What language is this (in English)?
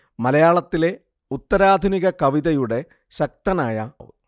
Malayalam